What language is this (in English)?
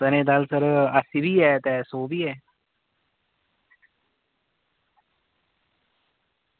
Dogri